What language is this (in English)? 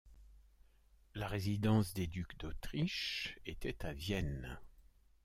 French